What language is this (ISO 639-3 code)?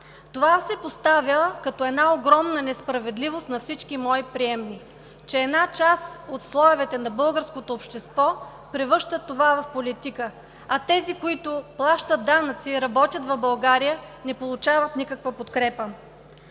bul